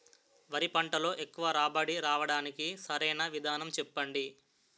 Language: Telugu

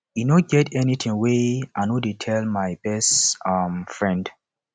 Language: Nigerian Pidgin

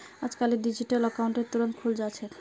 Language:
Magahi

